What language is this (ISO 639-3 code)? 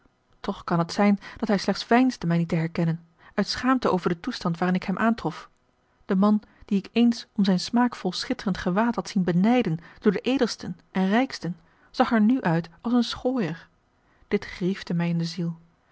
nld